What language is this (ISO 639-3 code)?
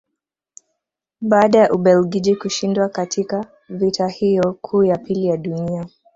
swa